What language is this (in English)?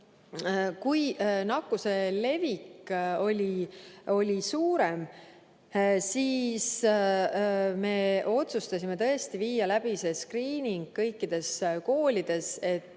Estonian